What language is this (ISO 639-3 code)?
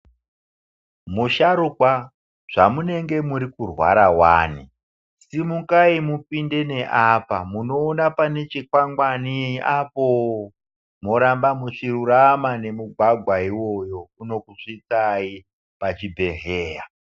ndc